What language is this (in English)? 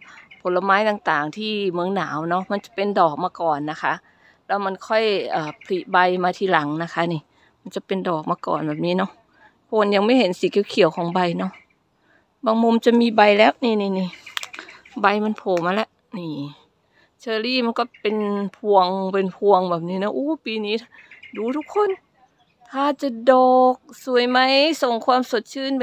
Thai